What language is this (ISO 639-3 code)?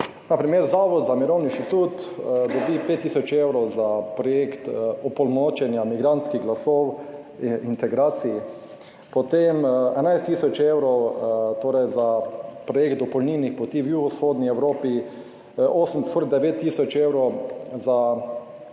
slv